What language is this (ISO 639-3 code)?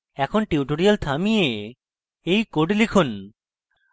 ben